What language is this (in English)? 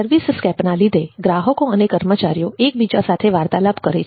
Gujarati